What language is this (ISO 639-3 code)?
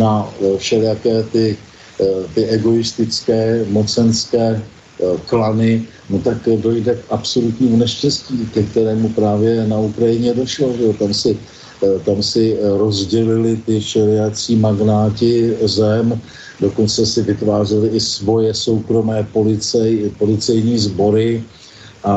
ces